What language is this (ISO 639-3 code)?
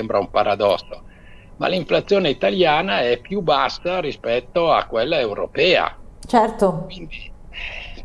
ita